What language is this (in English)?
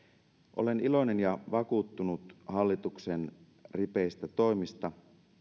Finnish